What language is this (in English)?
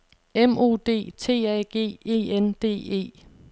Danish